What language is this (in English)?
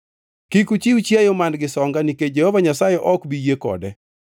Luo (Kenya and Tanzania)